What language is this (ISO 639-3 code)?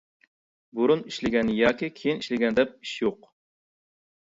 uig